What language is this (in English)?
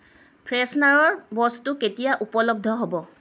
Assamese